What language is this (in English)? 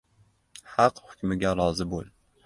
Uzbek